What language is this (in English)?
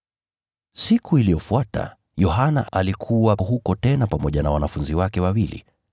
Swahili